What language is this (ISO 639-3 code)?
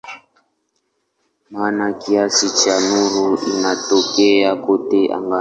swa